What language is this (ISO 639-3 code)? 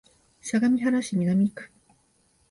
jpn